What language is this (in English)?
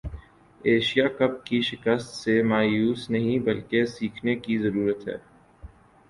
Urdu